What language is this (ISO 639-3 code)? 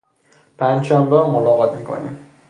fas